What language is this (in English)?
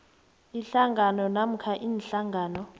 South Ndebele